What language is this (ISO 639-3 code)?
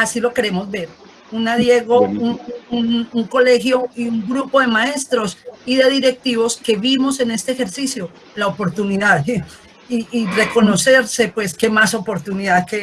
spa